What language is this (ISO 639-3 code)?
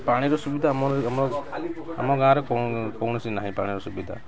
ori